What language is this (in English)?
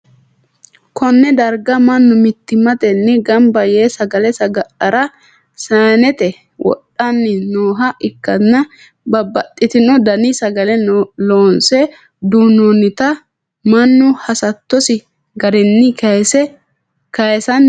Sidamo